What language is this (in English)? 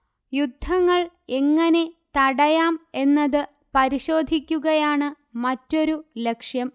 Malayalam